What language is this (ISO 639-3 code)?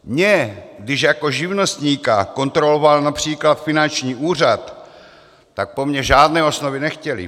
ces